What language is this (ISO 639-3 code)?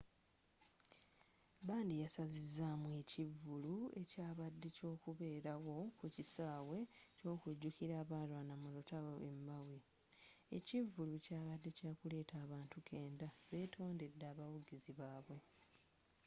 lug